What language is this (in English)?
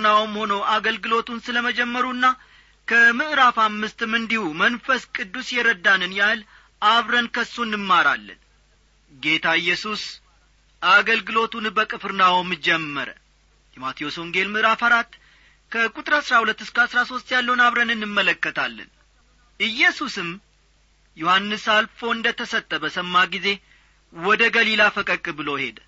Amharic